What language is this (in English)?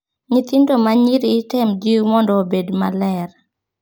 Luo (Kenya and Tanzania)